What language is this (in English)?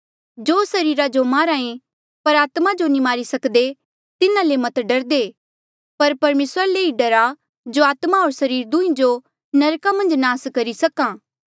Mandeali